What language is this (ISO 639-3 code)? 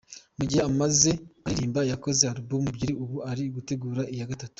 kin